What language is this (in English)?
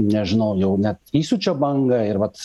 Lithuanian